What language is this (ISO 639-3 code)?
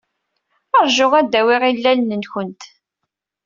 kab